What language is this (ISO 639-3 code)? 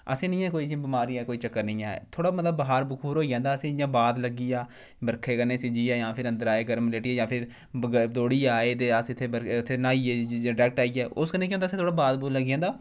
doi